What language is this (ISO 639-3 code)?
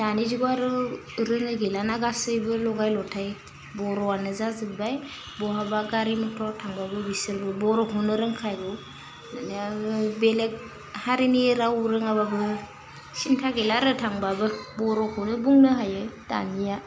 brx